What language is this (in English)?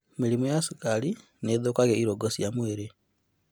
Kikuyu